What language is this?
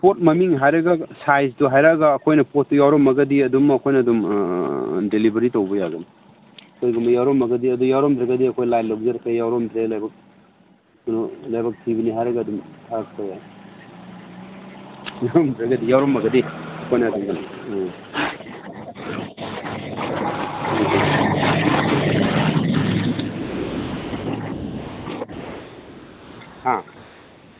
Manipuri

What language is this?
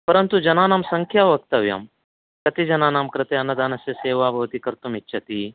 Sanskrit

